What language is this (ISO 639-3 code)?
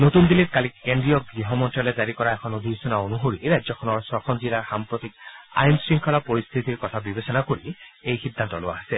asm